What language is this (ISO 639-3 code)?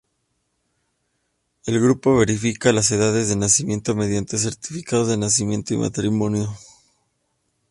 spa